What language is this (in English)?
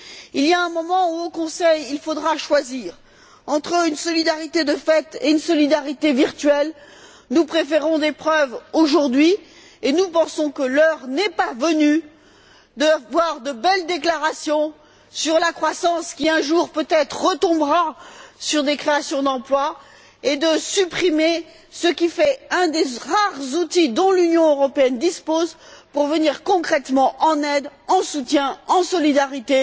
French